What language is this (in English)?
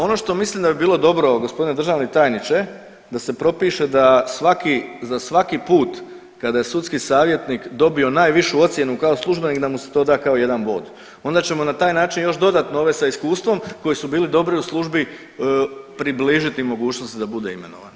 Croatian